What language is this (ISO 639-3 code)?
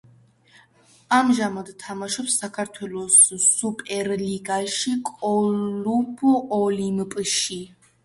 kat